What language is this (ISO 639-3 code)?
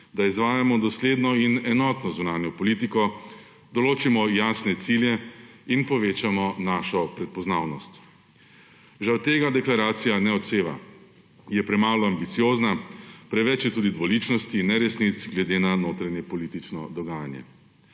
slv